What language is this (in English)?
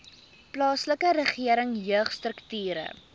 Afrikaans